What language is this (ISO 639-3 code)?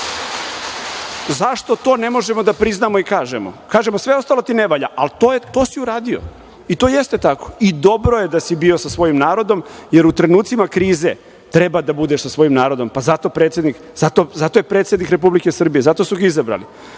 srp